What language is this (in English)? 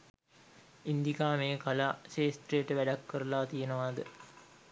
Sinhala